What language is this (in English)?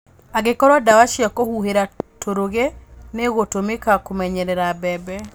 Kikuyu